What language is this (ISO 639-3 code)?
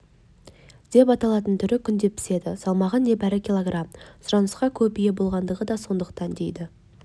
kaz